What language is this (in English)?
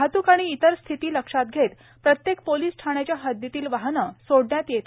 Marathi